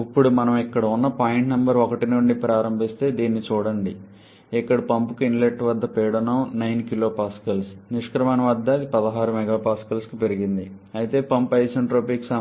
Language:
Telugu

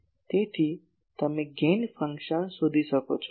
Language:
Gujarati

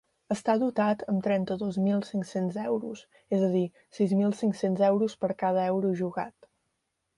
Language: Catalan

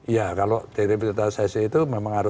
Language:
Indonesian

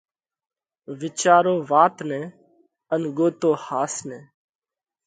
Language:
Parkari Koli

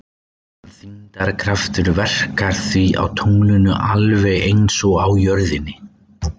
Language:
Icelandic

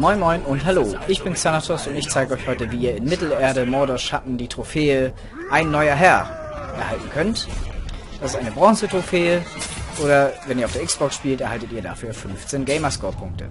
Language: German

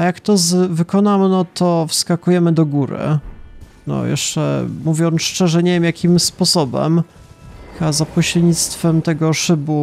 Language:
Polish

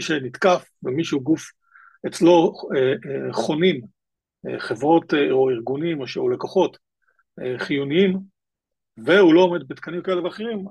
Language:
Hebrew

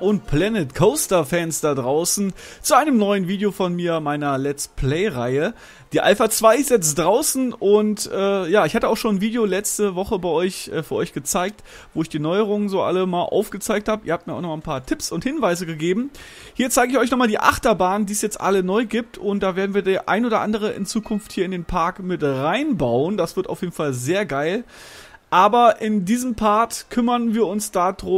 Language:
German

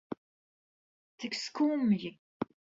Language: Latvian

